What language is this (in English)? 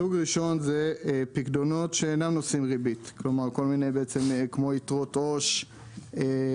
Hebrew